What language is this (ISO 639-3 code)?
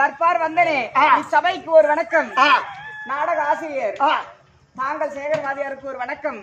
ara